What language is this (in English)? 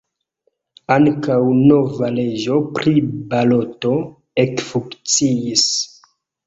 Esperanto